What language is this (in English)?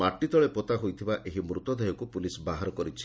Odia